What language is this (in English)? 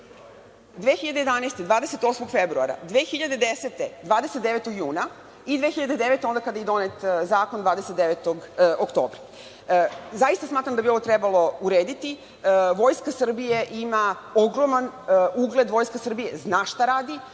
Serbian